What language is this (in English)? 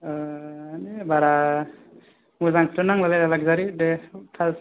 Bodo